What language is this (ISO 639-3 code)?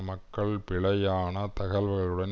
tam